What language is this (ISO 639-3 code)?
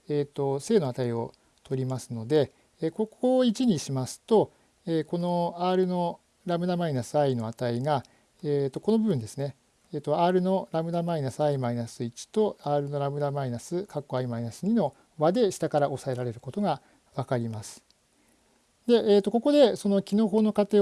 jpn